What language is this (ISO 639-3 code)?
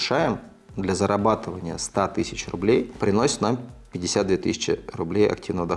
rus